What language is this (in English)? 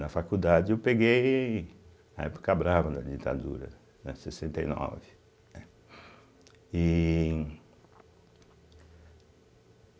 Portuguese